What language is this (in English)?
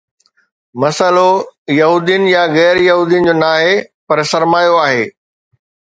Sindhi